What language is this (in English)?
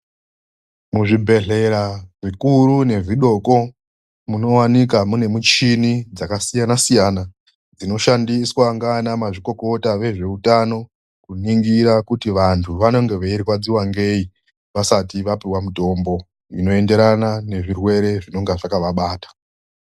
Ndau